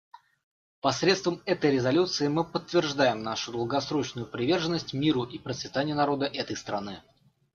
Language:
Russian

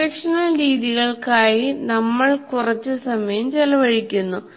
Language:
Malayalam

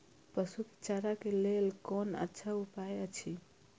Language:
Maithili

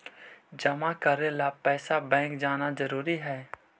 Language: Magahi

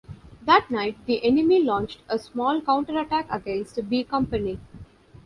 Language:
English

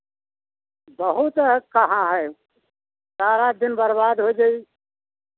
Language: Hindi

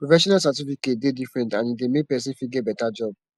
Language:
Nigerian Pidgin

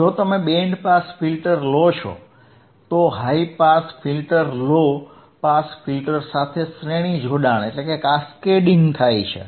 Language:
Gujarati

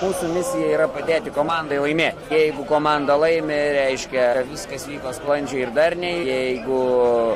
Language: Lithuanian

